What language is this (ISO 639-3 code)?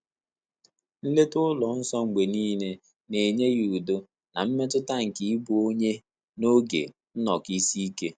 ibo